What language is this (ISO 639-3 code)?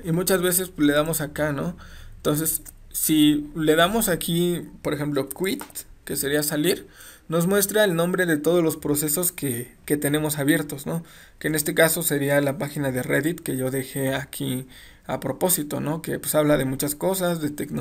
spa